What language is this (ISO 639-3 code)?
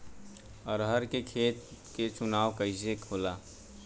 bho